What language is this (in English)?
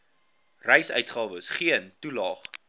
Afrikaans